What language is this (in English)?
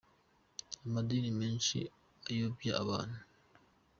Kinyarwanda